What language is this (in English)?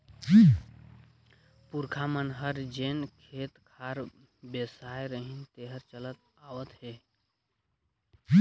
Chhattisgarhi